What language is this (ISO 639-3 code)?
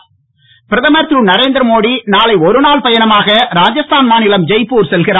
tam